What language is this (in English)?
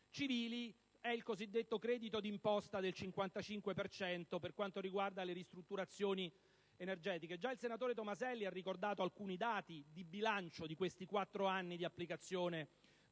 Italian